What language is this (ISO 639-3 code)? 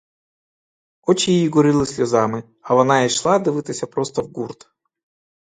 ukr